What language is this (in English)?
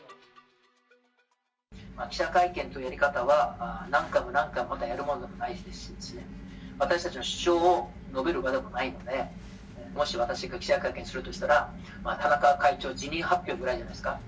Japanese